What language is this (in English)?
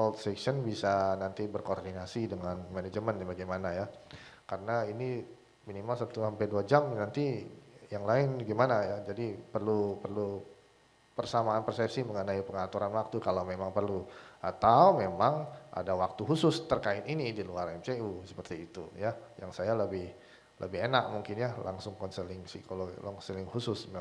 Indonesian